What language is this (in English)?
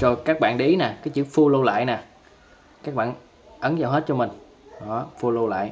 Vietnamese